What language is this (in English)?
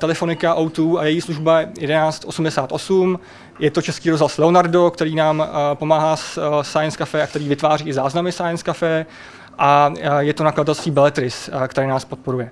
Czech